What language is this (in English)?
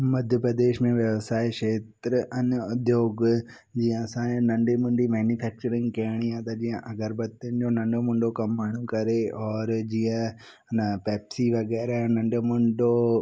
Sindhi